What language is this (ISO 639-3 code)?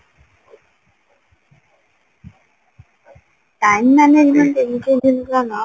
ori